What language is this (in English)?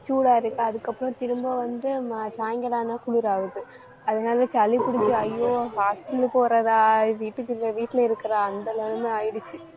Tamil